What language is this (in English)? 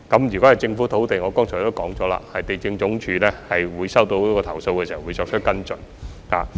Cantonese